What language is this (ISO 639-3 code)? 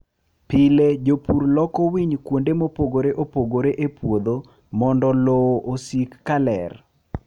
luo